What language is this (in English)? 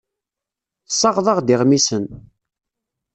Kabyle